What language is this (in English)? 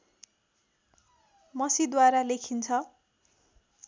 Nepali